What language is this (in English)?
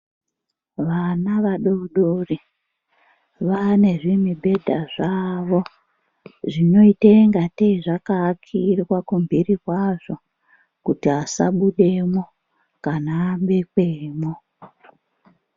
Ndau